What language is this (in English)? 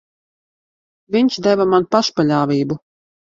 Latvian